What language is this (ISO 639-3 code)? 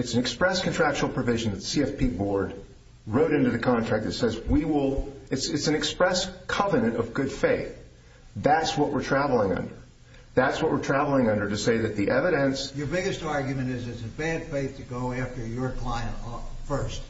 eng